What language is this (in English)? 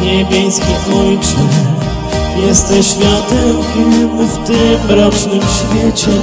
Polish